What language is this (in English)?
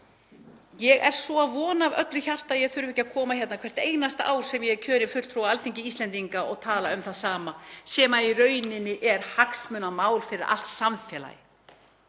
Icelandic